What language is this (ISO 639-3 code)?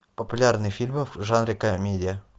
rus